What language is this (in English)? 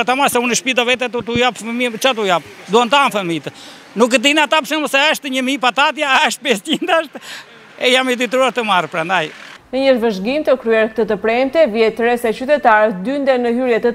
Romanian